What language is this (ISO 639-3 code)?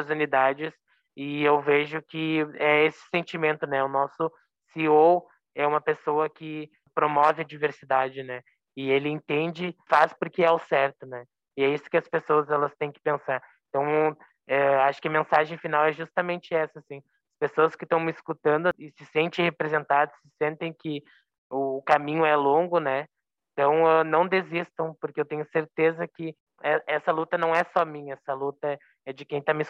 por